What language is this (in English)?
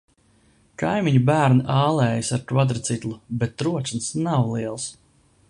Latvian